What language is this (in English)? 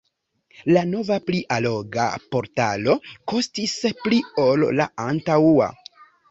Esperanto